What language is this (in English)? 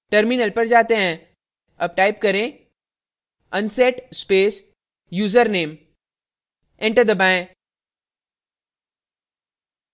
Hindi